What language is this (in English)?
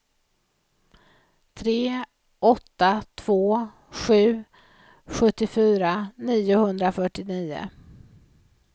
Swedish